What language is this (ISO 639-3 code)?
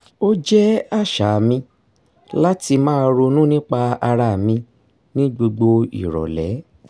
yor